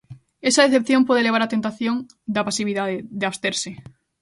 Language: Galician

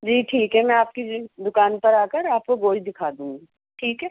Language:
Urdu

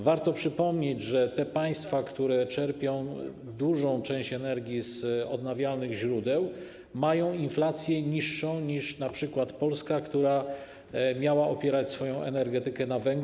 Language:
Polish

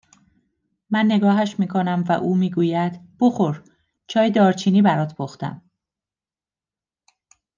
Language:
Persian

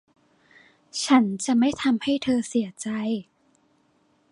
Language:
Thai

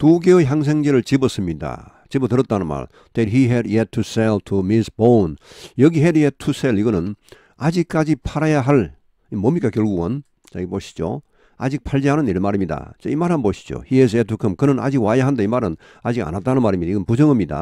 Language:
Korean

